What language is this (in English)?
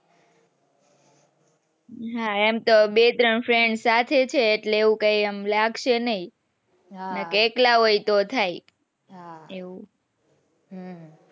Gujarati